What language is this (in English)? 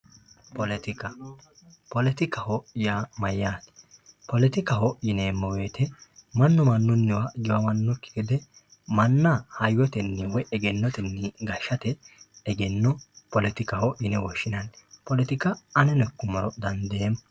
Sidamo